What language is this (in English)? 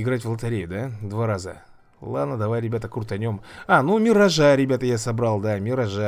Russian